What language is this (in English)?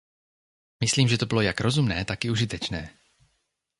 Czech